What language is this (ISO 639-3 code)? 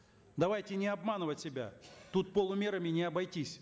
kaz